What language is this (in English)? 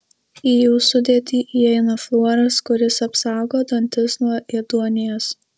Lithuanian